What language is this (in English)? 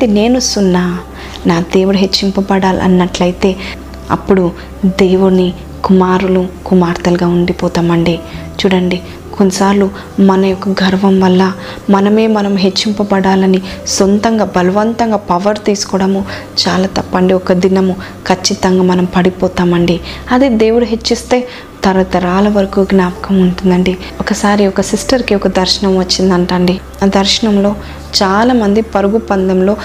Telugu